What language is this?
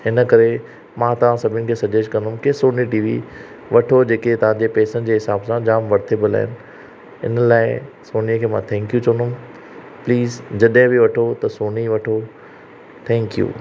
Sindhi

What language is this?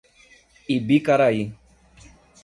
Portuguese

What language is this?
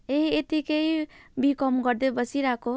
Nepali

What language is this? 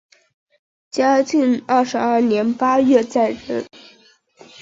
Chinese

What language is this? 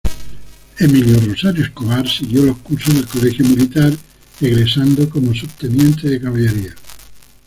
Spanish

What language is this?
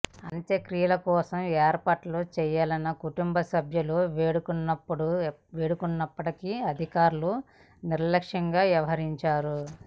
Telugu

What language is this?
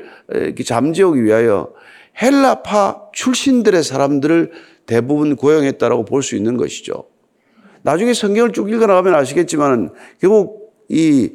Korean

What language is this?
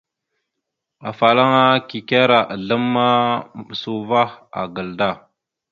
Mada (Cameroon)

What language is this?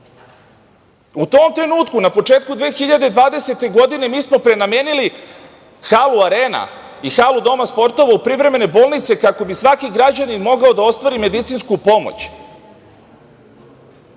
Serbian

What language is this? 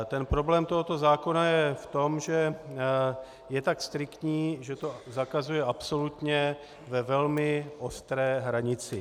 Czech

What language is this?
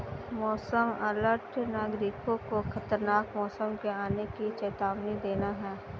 Hindi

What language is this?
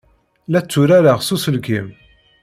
Kabyle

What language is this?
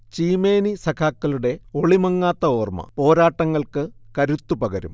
Malayalam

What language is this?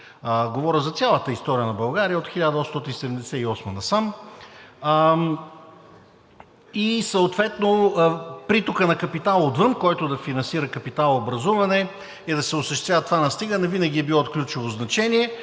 Bulgarian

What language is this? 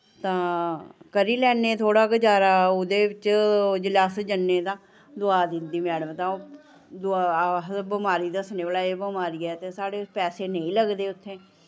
Dogri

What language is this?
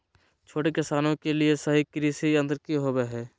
Magahi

